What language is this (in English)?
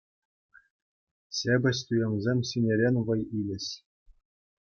Chuvash